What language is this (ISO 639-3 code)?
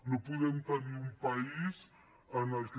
cat